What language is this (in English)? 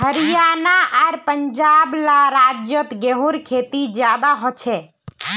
Magahi